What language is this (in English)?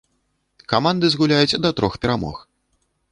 Belarusian